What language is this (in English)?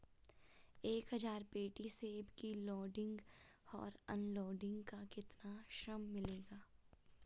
Hindi